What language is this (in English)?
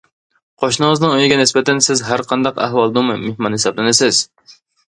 Uyghur